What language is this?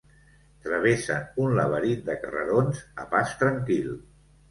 Catalan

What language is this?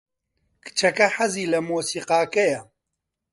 Central Kurdish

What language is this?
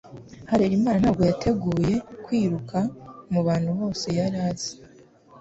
Kinyarwanda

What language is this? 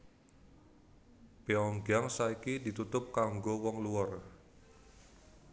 Javanese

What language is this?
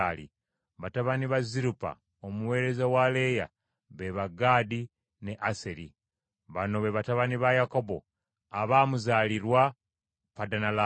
Ganda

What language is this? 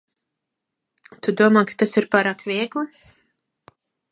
Latvian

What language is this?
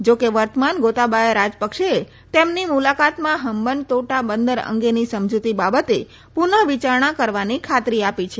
Gujarati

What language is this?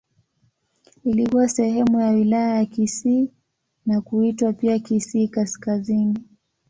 Swahili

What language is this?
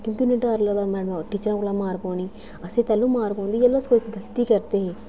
Dogri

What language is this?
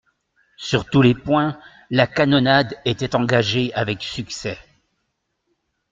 French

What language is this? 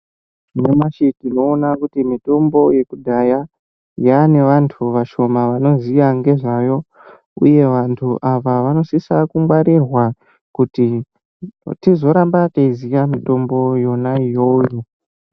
Ndau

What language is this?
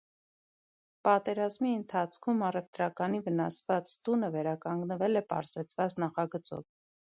Armenian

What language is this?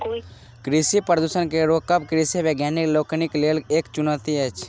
Maithili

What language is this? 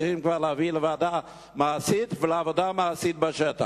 Hebrew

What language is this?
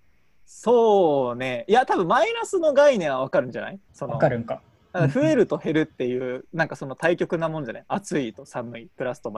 Japanese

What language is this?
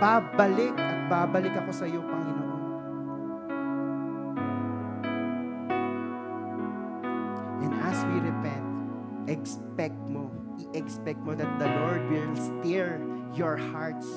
Filipino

